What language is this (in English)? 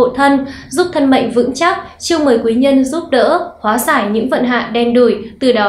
Vietnamese